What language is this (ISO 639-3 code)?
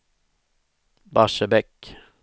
swe